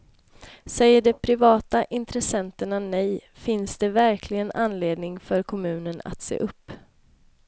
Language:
Swedish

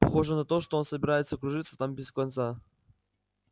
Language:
Russian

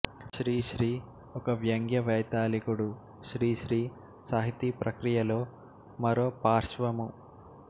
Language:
Telugu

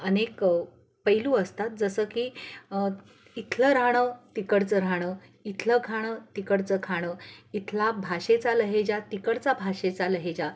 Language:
Marathi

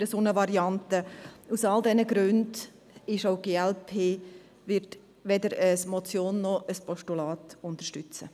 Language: Swiss German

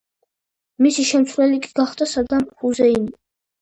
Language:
Georgian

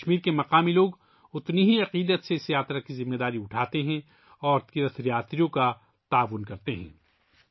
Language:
Urdu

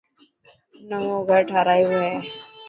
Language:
Dhatki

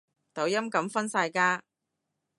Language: Cantonese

